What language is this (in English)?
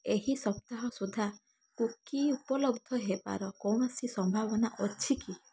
Odia